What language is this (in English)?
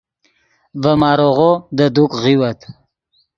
Yidgha